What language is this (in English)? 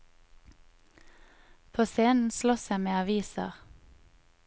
Norwegian